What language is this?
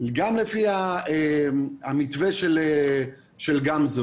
Hebrew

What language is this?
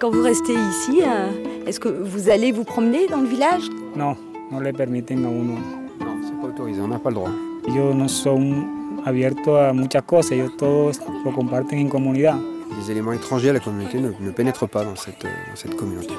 French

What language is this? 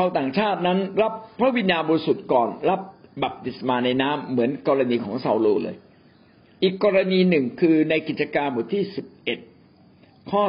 Thai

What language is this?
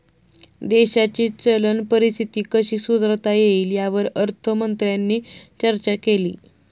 Marathi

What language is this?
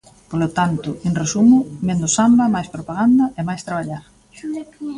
Galician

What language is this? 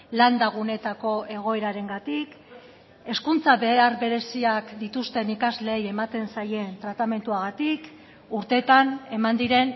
Basque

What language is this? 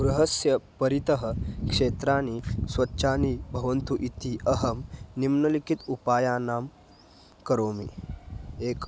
Sanskrit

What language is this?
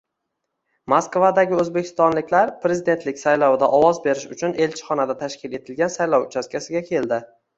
Uzbek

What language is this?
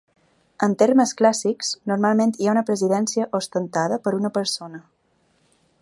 Catalan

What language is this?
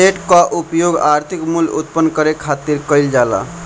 Bhojpuri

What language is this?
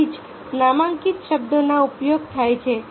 Gujarati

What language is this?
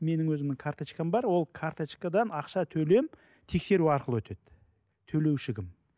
Kazakh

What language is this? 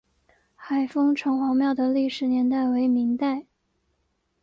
Chinese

